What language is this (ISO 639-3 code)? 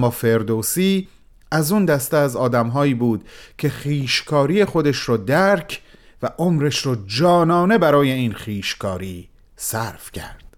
fas